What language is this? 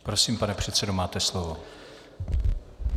Czech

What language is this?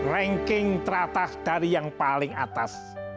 Indonesian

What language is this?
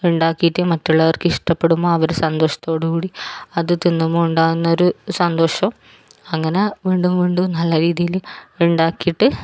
Malayalam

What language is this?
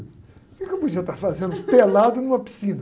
Portuguese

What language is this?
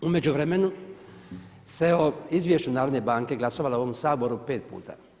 Croatian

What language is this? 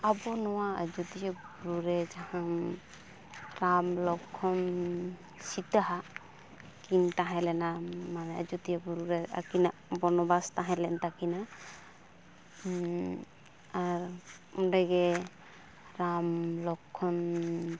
Santali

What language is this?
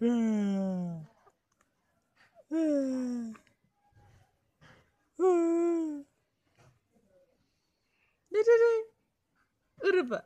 Dutch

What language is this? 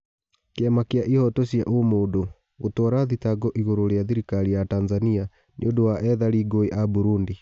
Kikuyu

